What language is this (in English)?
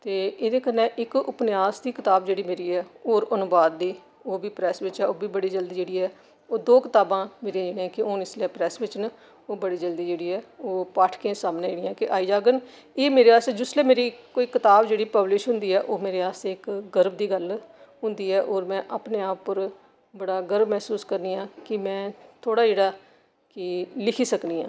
Dogri